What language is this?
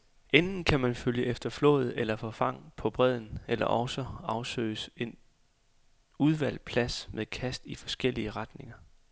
Danish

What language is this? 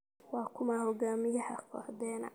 Somali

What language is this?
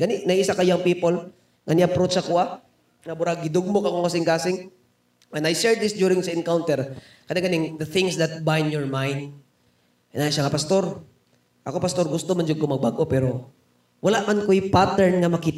Filipino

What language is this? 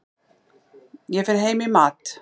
Icelandic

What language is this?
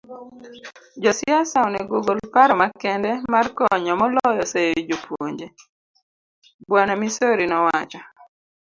Luo (Kenya and Tanzania)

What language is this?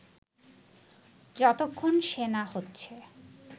Bangla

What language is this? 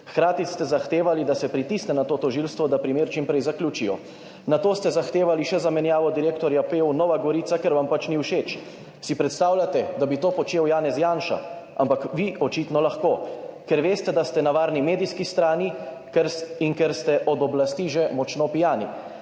Slovenian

